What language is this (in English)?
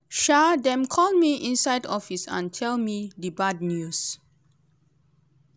Nigerian Pidgin